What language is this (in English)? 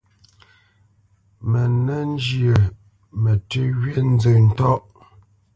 Bamenyam